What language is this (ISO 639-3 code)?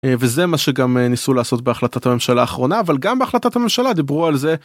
heb